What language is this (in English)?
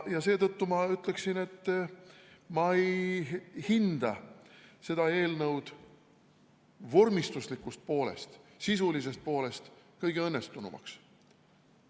Estonian